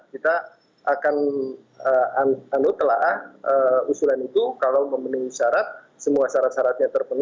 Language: Indonesian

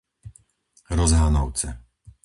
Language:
Slovak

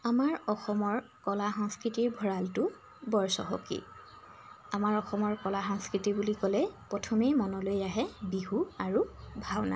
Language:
Assamese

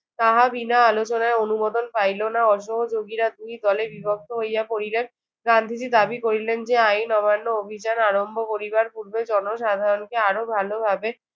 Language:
Bangla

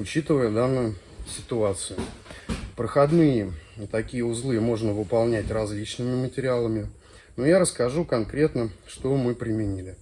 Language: Russian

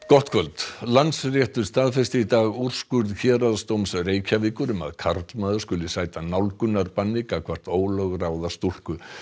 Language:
Icelandic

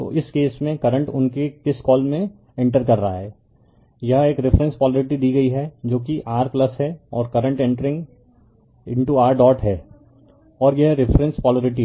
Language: Hindi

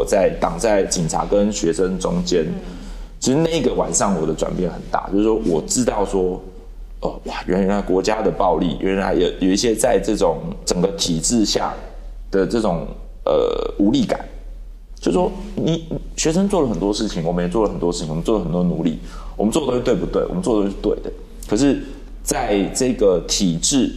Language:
Chinese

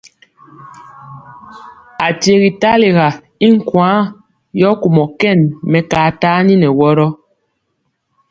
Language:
Mpiemo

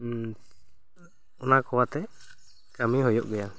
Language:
Santali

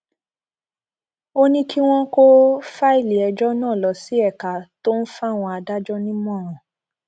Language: Yoruba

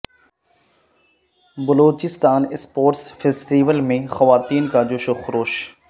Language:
Urdu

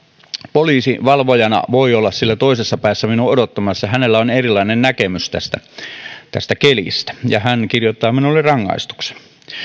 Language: Finnish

